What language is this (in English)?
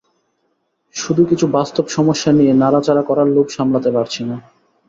Bangla